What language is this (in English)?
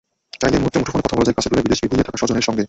Bangla